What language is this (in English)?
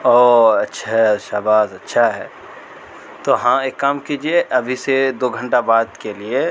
Urdu